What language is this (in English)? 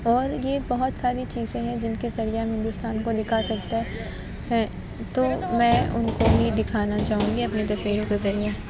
Urdu